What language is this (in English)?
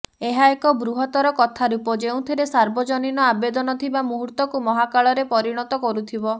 Odia